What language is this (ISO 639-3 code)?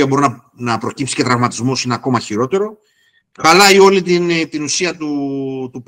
ell